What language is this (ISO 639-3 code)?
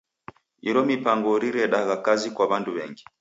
dav